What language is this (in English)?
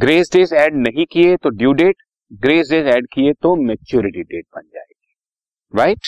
Hindi